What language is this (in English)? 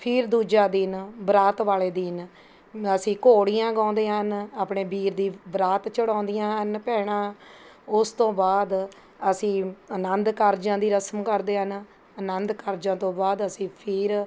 Punjabi